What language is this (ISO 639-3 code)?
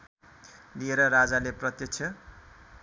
nep